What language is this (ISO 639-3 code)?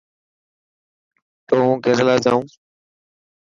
mki